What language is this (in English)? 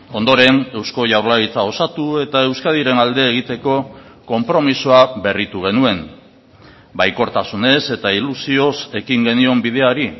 Basque